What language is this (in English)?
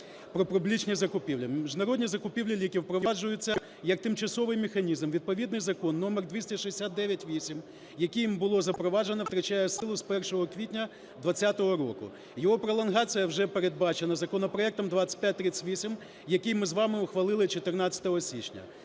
Ukrainian